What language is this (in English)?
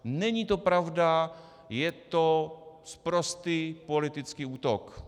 Czech